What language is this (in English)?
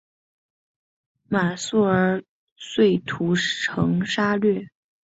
Chinese